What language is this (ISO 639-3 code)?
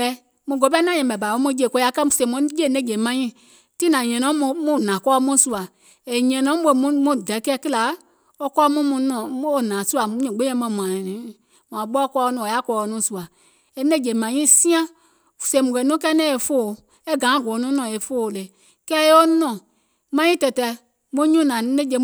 gol